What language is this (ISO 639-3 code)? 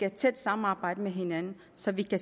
dan